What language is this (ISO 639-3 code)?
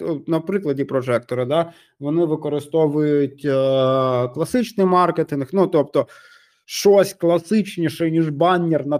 ukr